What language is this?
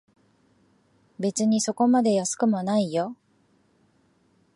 Japanese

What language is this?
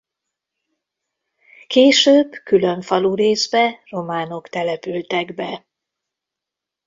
Hungarian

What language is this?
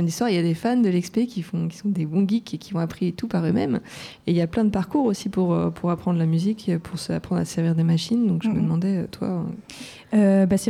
French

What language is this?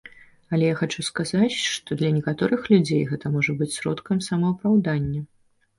Belarusian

